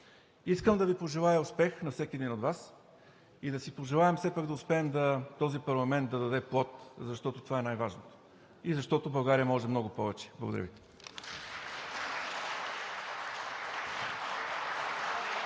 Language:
Bulgarian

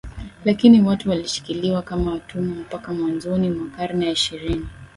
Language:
Swahili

